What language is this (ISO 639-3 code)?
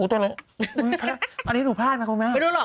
tha